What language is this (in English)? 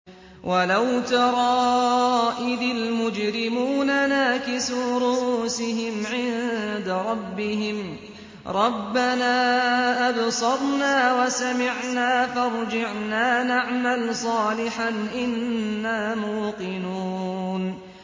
Arabic